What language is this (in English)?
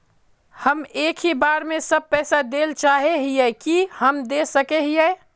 Magahi